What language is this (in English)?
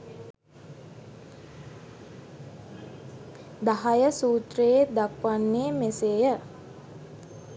Sinhala